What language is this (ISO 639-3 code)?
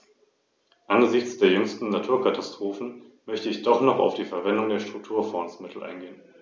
deu